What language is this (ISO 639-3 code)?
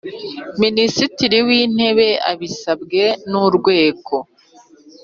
kin